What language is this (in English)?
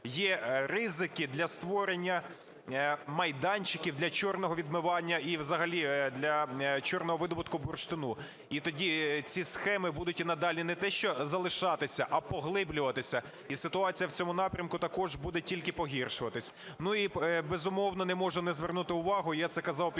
Ukrainian